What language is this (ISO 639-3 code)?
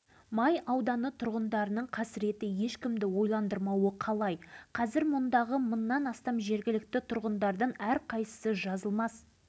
kaz